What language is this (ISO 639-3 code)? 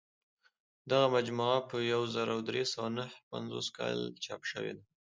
pus